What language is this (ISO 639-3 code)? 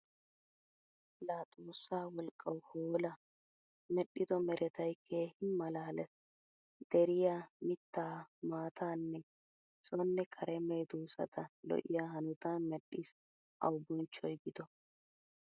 wal